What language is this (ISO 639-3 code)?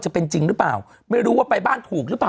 tha